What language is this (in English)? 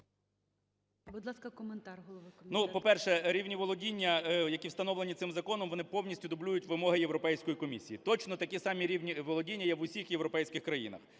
Ukrainian